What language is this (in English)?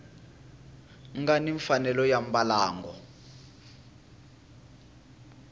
Tsonga